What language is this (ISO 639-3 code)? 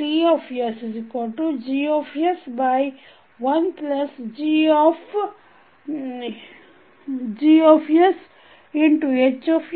kan